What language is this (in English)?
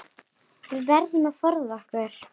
Icelandic